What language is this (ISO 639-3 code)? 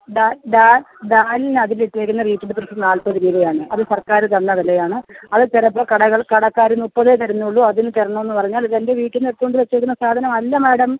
mal